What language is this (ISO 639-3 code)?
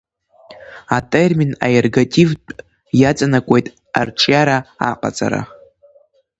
abk